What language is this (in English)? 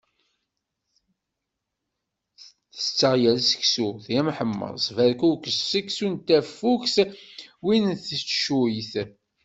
Kabyle